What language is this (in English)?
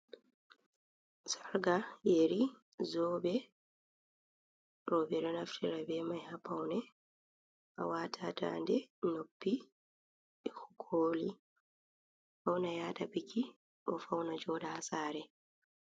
Fula